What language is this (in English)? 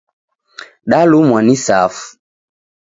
Taita